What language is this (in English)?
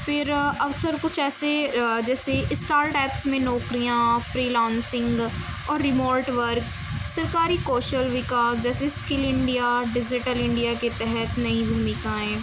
Urdu